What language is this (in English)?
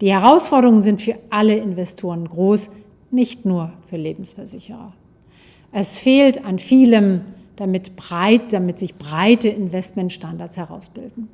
German